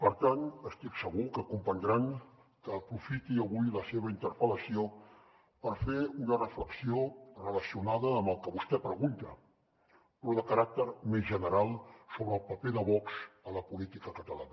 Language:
Catalan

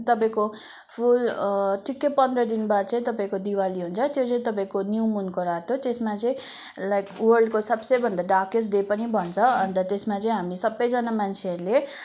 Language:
Nepali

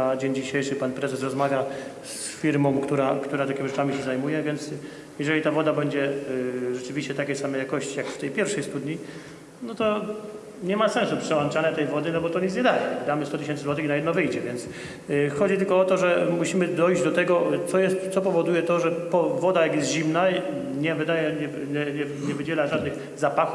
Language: Polish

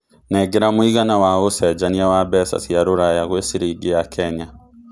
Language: Kikuyu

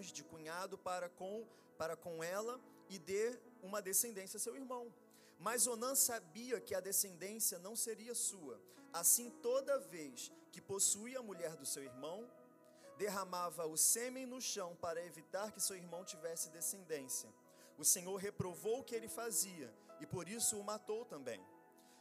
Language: Portuguese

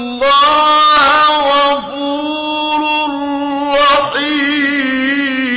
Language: Arabic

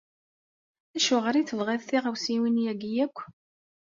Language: Kabyle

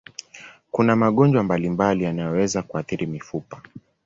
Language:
Swahili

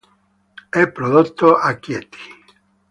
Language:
Italian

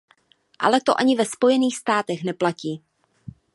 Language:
Czech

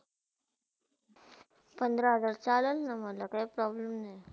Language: Marathi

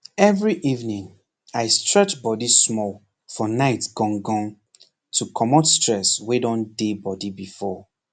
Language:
Nigerian Pidgin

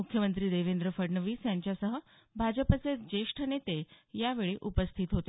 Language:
Marathi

